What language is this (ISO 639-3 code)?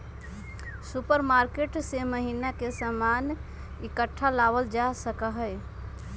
mag